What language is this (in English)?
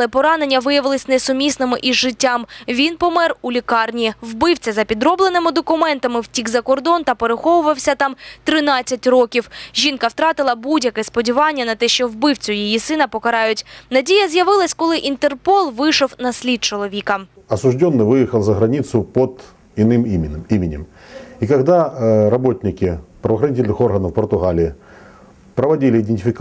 Ukrainian